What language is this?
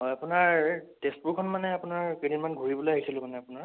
Assamese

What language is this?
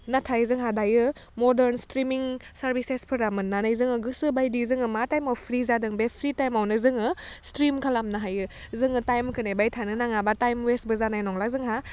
Bodo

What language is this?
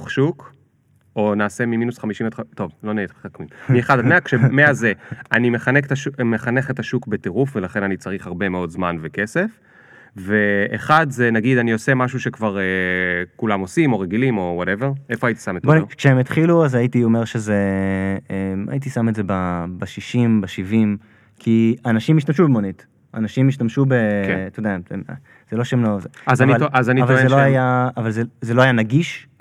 Hebrew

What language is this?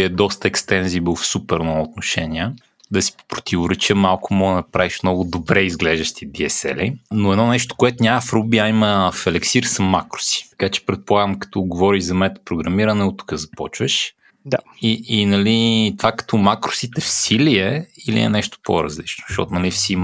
Bulgarian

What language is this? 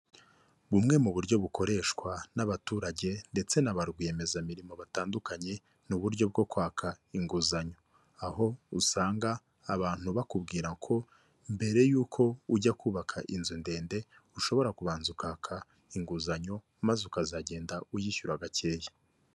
Kinyarwanda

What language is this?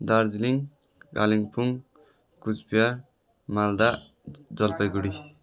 Nepali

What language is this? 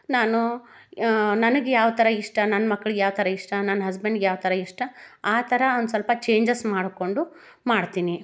Kannada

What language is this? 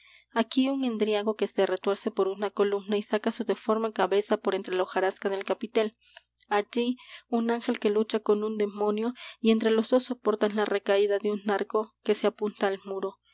Spanish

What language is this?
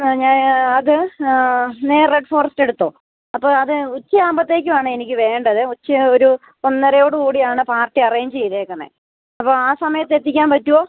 Malayalam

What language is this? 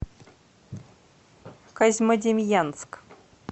Russian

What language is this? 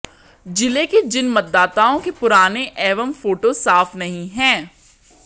Hindi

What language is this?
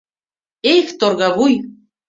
Mari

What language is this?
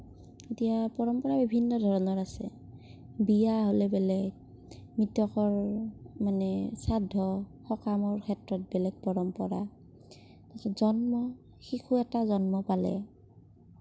Assamese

